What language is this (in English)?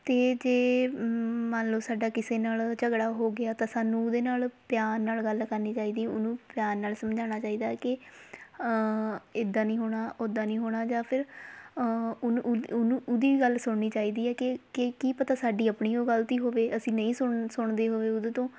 Punjabi